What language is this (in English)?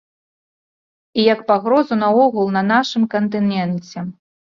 Belarusian